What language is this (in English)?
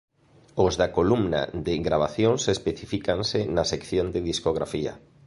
Galician